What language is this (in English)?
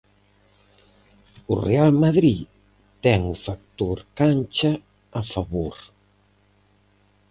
Galician